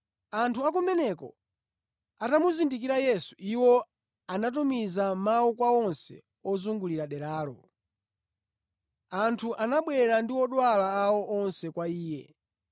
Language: Nyanja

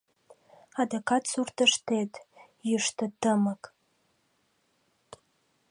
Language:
Mari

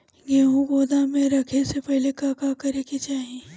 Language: Bhojpuri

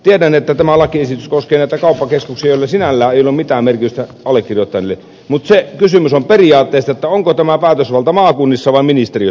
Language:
Finnish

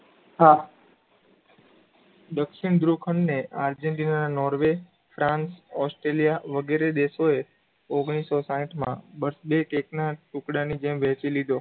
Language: Gujarati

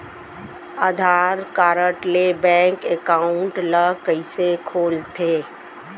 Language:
Chhattisgarhi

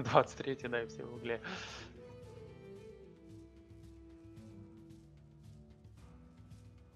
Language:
Russian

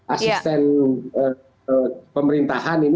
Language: Indonesian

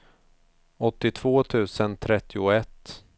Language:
Swedish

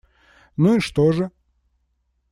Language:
Russian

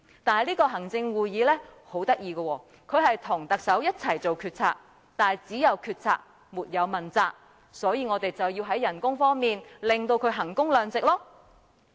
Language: Cantonese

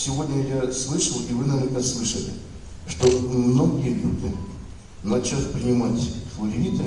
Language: Russian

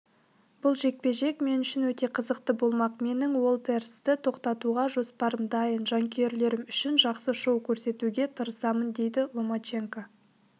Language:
Kazakh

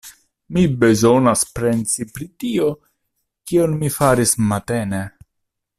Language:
Esperanto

